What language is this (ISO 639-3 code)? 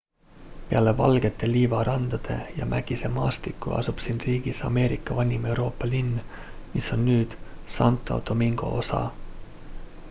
est